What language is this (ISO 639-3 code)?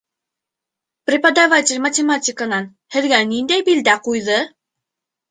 bak